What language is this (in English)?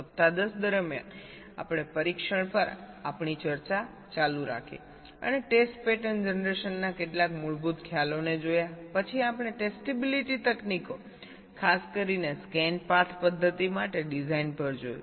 Gujarati